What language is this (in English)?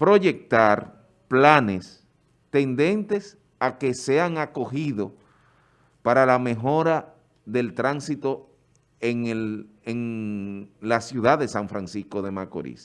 Spanish